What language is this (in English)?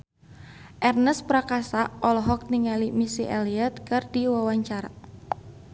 Sundanese